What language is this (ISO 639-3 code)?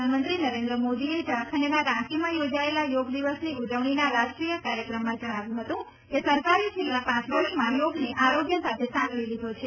guj